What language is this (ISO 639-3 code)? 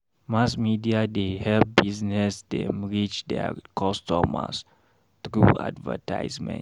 pcm